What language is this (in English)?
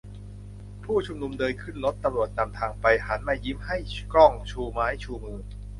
Thai